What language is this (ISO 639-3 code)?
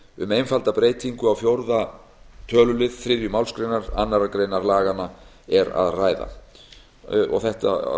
isl